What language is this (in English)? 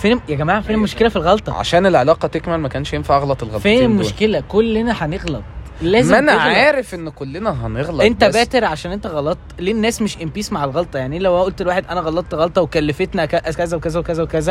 Arabic